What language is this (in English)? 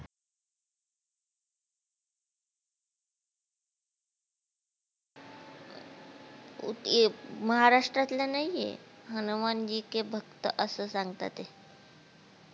Marathi